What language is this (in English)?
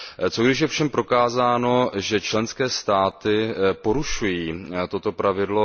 Czech